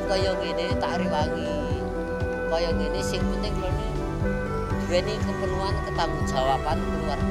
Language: Indonesian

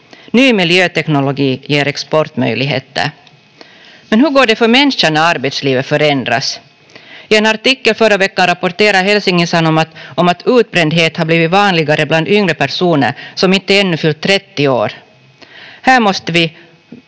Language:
Finnish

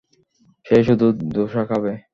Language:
Bangla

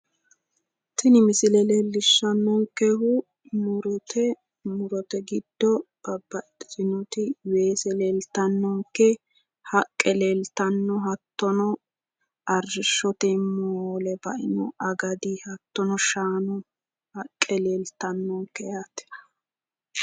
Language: Sidamo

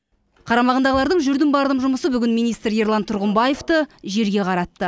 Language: Kazakh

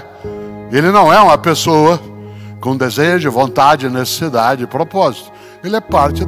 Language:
Portuguese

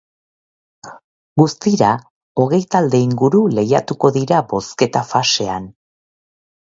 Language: Basque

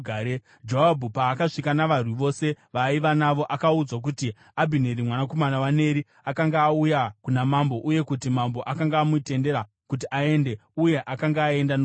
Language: Shona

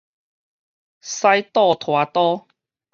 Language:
Min Nan Chinese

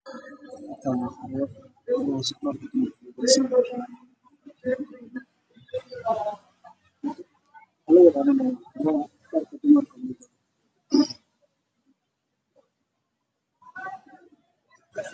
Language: Somali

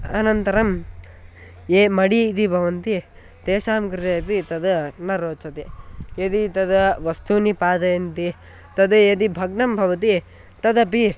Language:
Sanskrit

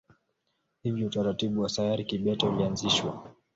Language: Swahili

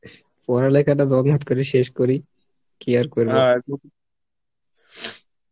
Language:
Bangla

